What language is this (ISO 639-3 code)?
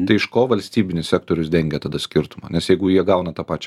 lit